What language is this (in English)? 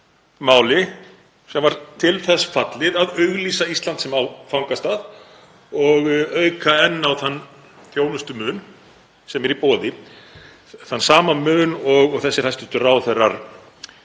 Icelandic